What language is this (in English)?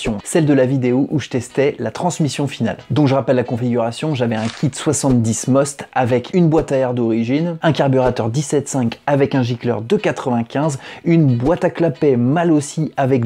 French